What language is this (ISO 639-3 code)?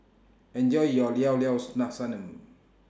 eng